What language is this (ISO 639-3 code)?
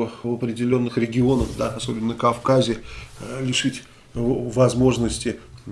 rus